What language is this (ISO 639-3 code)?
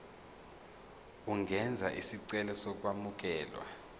zul